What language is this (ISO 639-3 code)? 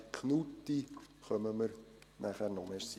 gsw